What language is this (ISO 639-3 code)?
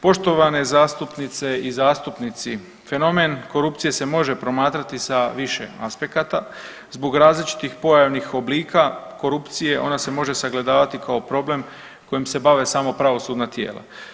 hrv